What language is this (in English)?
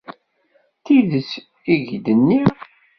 Kabyle